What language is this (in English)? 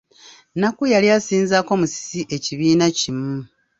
Ganda